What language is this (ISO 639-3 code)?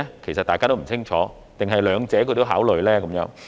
yue